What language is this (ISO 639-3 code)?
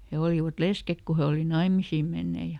fin